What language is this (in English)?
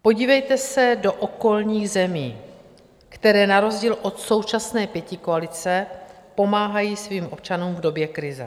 Czech